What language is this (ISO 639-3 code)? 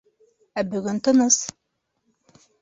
bak